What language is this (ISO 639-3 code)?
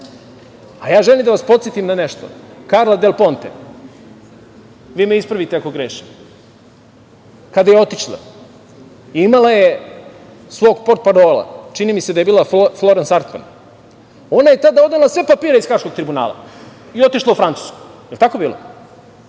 srp